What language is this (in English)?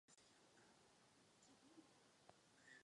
Czech